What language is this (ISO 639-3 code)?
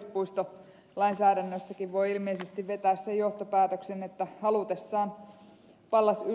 fin